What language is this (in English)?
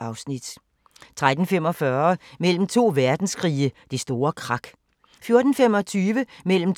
Danish